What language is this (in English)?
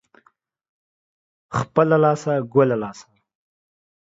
Pashto